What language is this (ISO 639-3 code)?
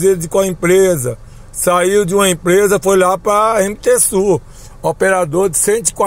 por